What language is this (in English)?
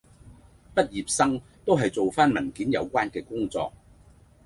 Cantonese